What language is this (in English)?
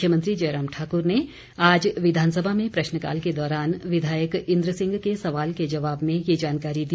Hindi